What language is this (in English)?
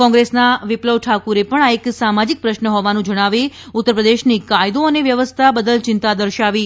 Gujarati